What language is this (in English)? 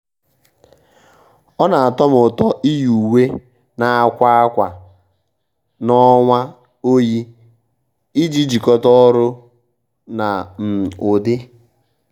Igbo